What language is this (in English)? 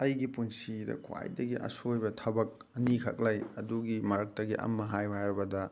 Manipuri